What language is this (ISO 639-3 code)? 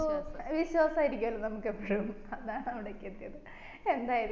mal